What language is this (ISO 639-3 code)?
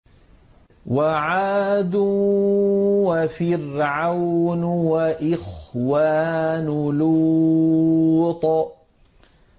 ara